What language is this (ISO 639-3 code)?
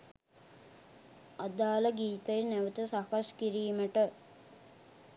sin